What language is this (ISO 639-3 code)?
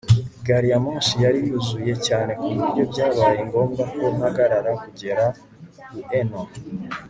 kin